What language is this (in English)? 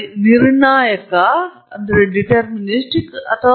Kannada